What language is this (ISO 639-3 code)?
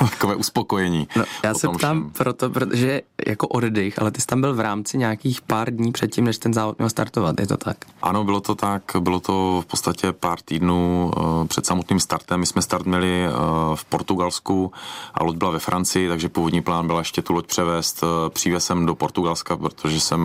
ces